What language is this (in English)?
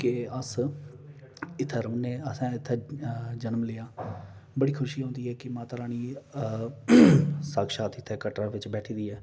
Dogri